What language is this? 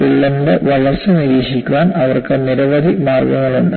Malayalam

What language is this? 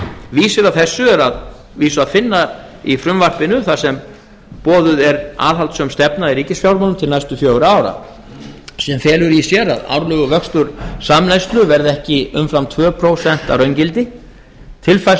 Icelandic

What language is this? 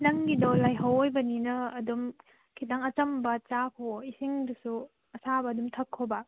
Manipuri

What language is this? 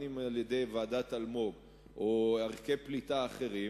Hebrew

